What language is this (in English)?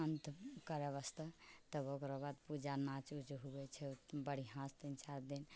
Maithili